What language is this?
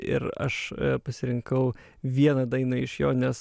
Lithuanian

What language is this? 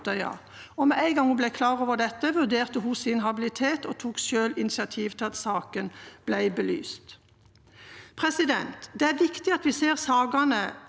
Norwegian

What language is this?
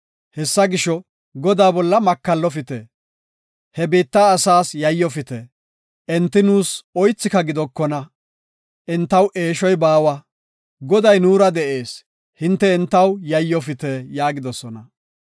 Gofa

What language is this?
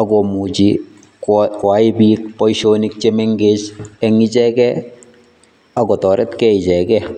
Kalenjin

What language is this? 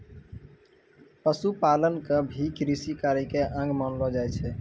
Maithili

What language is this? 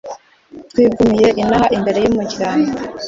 Kinyarwanda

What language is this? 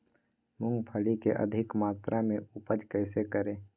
Magahi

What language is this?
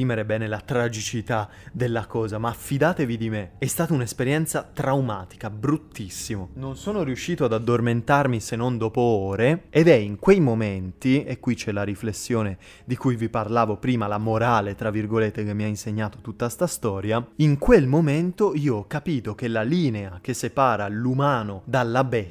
Italian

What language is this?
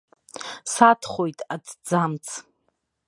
Abkhazian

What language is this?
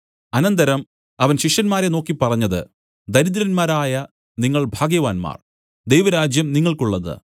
Malayalam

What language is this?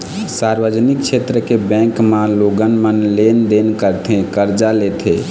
Chhattisgarhi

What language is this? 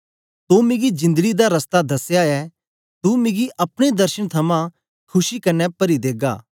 Dogri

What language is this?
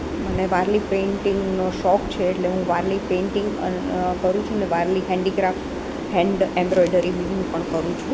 Gujarati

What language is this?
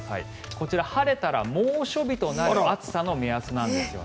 Japanese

